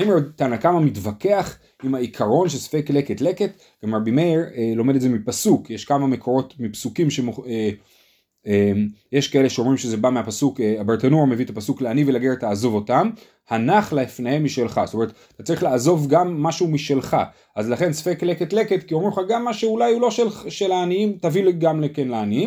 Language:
Hebrew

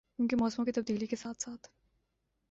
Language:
Urdu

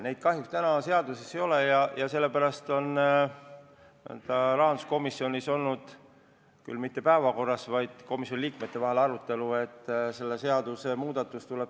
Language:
Estonian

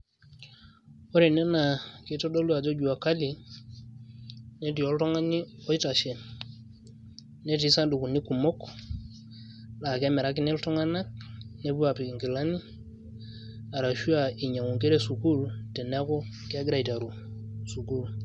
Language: Masai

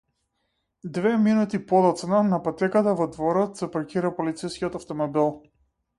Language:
Macedonian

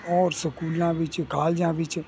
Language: Punjabi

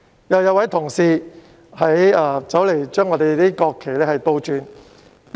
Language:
Cantonese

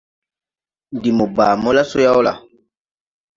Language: Tupuri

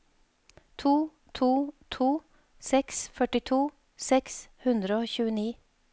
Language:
Norwegian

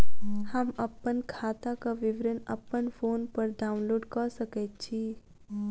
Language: Maithili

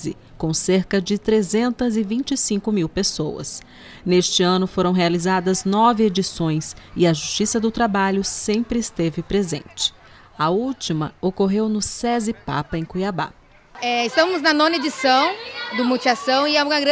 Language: Portuguese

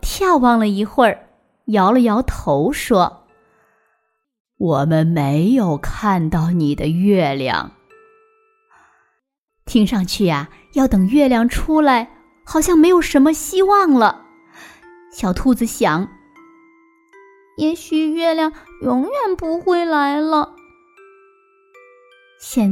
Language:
Chinese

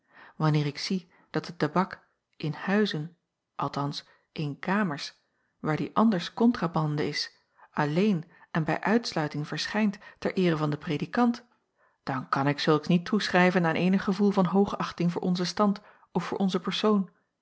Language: Dutch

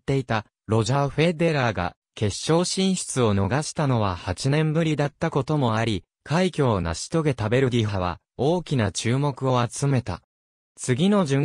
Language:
Japanese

